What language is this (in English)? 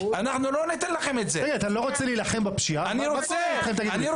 Hebrew